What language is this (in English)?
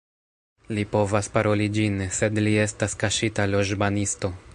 Esperanto